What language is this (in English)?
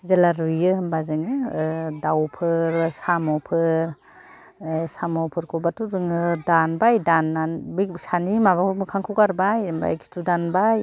Bodo